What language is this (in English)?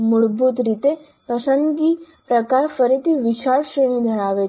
Gujarati